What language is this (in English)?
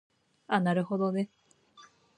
Japanese